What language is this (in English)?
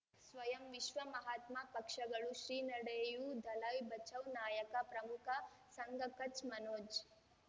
Kannada